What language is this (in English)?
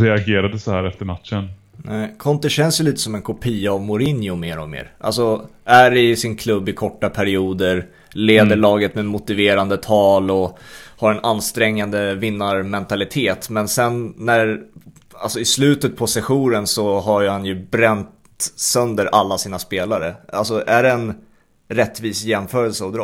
Swedish